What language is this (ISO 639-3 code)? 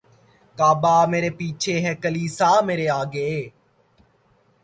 urd